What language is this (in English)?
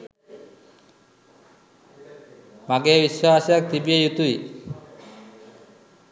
Sinhala